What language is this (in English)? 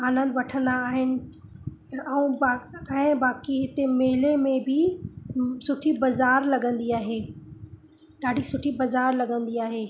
Sindhi